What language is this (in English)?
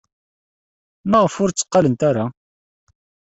Kabyle